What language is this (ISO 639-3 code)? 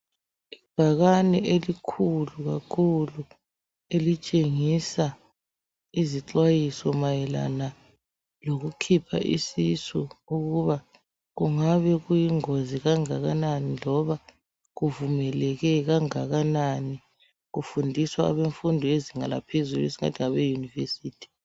nde